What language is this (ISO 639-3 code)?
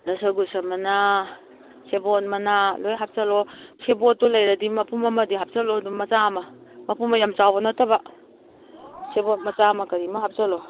mni